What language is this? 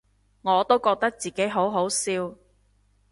Cantonese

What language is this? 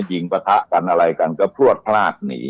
Thai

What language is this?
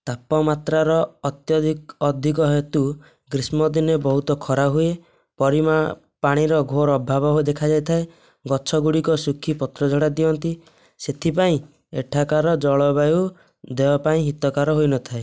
Odia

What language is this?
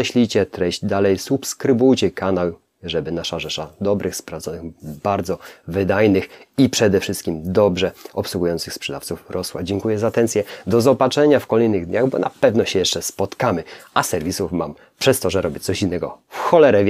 Polish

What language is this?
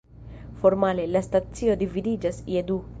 Esperanto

